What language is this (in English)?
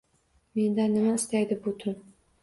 Uzbek